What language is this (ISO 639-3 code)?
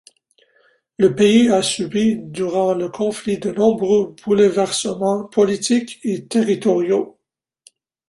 fra